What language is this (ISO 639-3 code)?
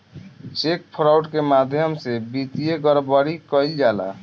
bho